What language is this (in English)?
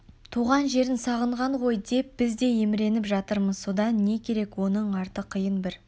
Kazakh